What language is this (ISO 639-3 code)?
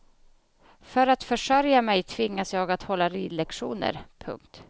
swe